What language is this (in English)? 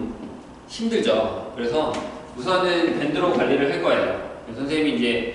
Korean